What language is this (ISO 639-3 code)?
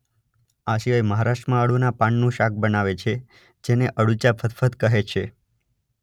guj